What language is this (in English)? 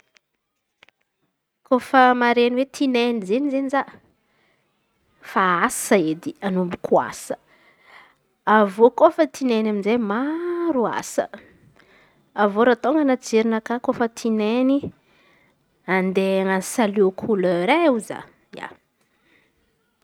Antankarana Malagasy